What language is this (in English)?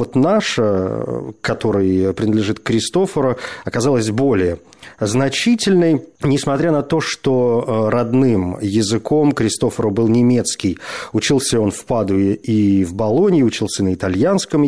Russian